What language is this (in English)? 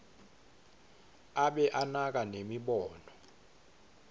Swati